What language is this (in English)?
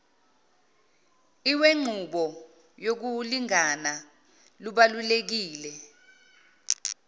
Zulu